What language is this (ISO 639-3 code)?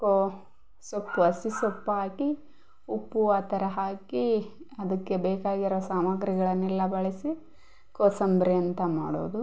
kan